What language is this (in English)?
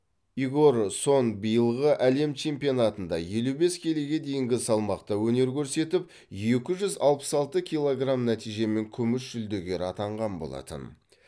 Kazakh